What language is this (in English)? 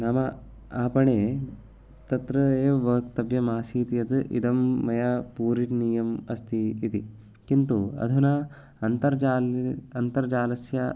Sanskrit